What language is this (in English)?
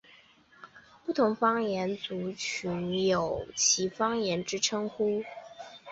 Chinese